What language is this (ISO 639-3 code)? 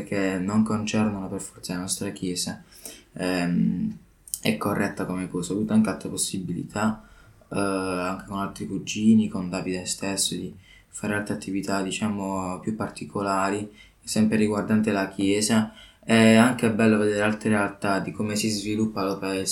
ita